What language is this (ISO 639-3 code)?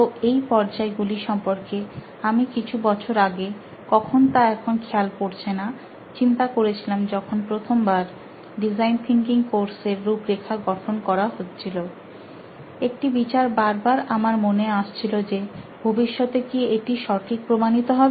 ben